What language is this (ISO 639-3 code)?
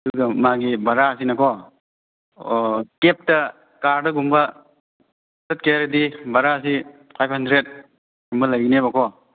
mni